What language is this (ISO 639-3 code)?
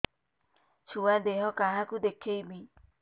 ori